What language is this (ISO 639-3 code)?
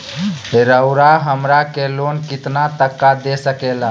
mag